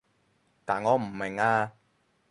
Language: Cantonese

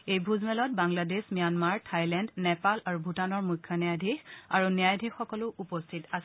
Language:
Assamese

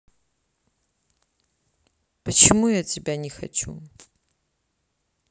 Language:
Russian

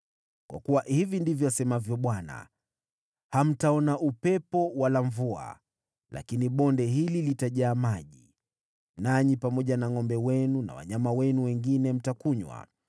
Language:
Swahili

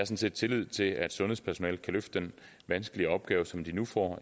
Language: Danish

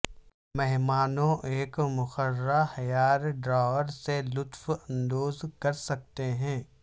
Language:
Urdu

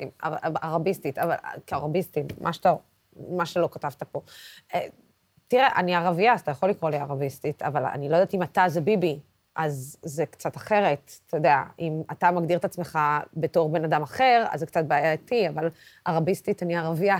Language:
Hebrew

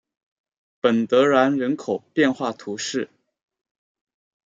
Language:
Chinese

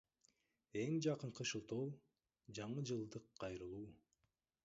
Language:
Kyrgyz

